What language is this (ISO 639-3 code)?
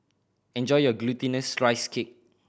eng